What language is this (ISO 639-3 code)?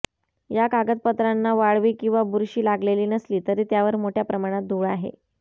mar